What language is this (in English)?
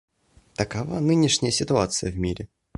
Russian